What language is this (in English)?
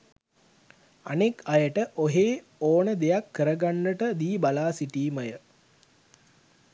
Sinhala